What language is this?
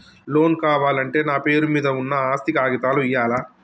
Telugu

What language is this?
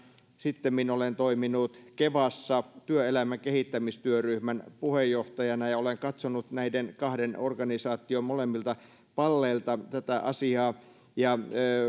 Finnish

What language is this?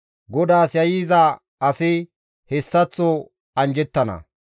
Gamo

